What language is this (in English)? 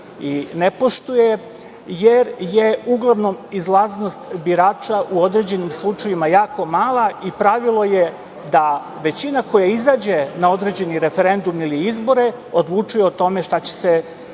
Serbian